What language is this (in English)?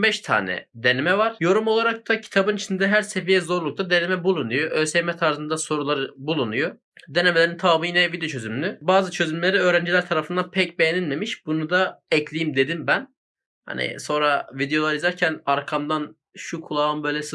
Turkish